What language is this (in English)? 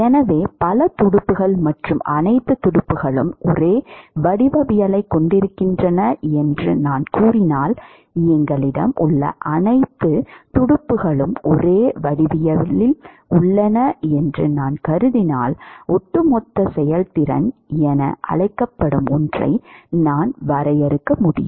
Tamil